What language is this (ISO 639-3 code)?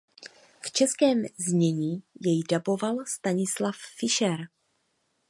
ces